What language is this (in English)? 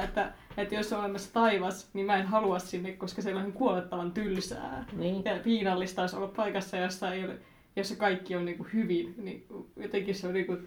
Finnish